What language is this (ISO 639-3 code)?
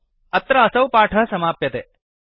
san